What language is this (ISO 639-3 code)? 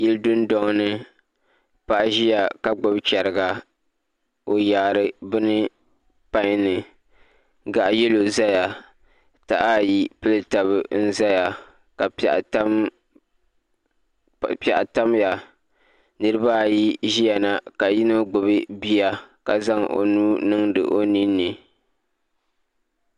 dag